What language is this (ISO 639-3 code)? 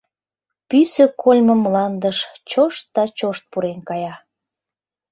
chm